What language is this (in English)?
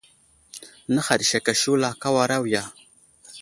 Wuzlam